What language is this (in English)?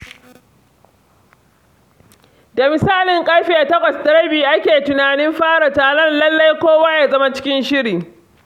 Hausa